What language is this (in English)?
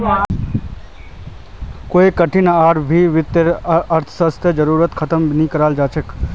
Magahi